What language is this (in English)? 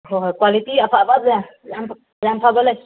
Manipuri